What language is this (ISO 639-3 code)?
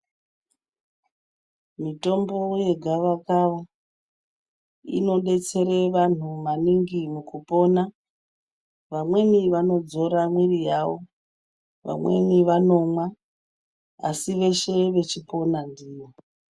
ndc